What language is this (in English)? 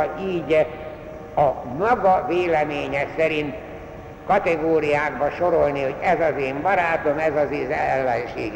Hungarian